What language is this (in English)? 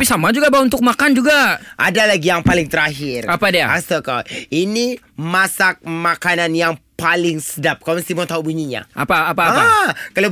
Malay